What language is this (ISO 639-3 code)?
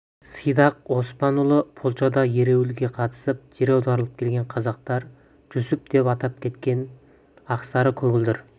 kaz